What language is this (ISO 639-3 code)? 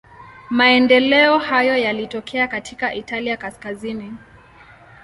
swa